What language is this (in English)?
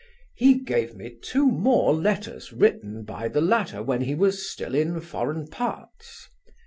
English